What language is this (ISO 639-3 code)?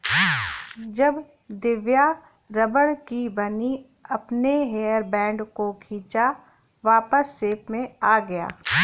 hin